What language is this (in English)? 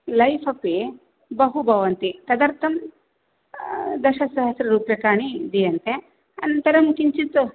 Sanskrit